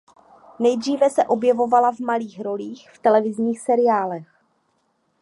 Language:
Czech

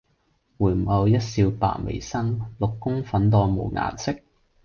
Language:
Cantonese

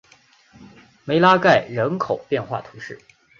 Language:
Chinese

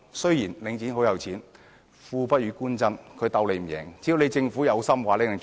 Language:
Cantonese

